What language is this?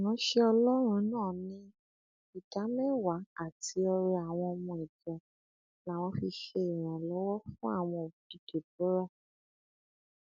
Yoruba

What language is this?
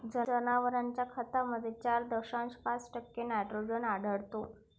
Marathi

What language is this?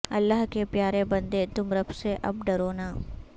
Urdu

